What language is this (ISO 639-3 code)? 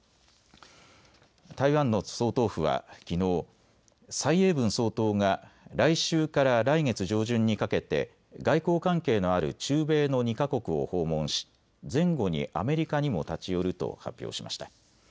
jpn